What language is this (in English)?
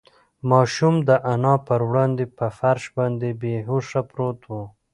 Pashto